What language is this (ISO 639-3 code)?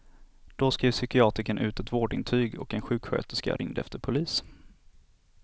swe